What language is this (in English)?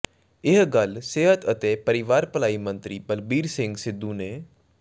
Punjabi